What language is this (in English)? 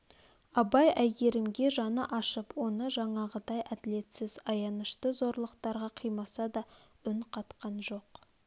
Kazakh